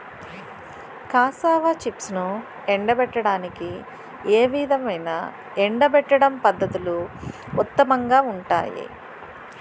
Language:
Telugu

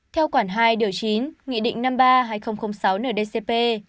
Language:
Vietnamese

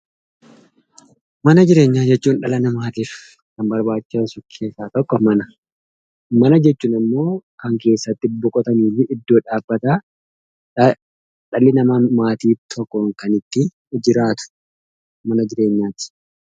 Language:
Oromo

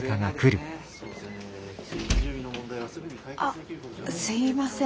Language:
Japanese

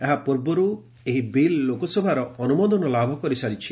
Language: Odia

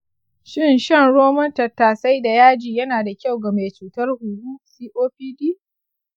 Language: Hausa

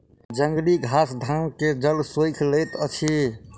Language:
Maithili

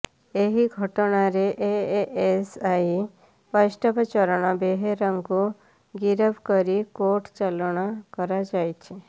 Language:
Odia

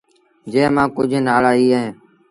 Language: Sindhi Bhil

